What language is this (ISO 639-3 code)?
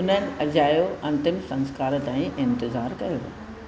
snd